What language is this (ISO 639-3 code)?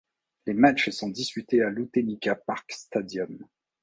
fra